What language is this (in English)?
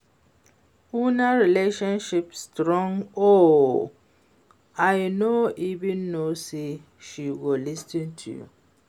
Nigerian Pidgin